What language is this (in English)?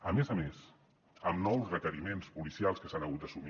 Catalan